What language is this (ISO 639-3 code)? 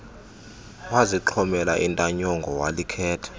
xho